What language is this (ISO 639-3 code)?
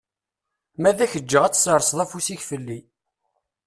kab